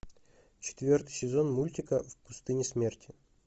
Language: Russian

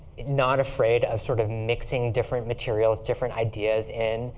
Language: English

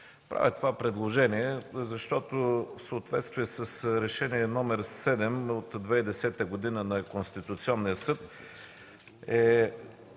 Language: Bulgarian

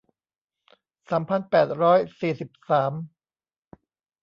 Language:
Thai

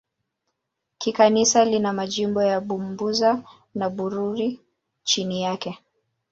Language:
Swahili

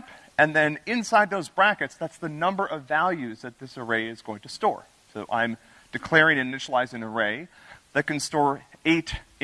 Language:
English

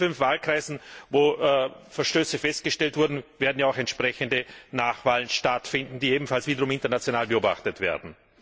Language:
German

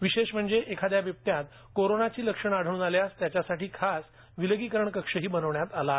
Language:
Marathi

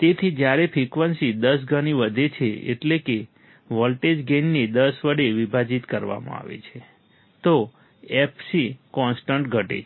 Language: Gujarati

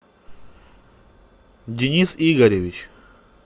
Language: Russian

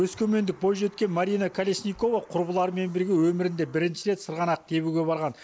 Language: Kazakh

